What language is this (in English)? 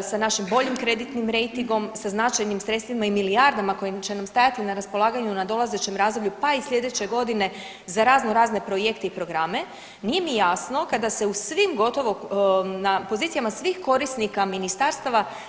Croatian